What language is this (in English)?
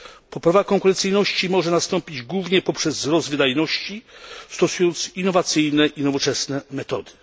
Polish